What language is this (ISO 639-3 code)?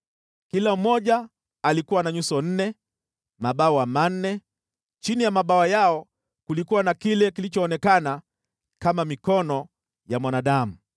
swa